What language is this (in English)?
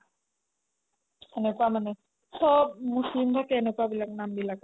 Assamese